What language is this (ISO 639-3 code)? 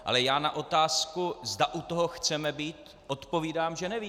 ces